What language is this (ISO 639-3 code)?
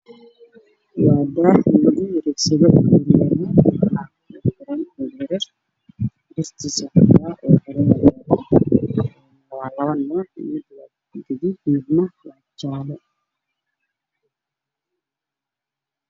som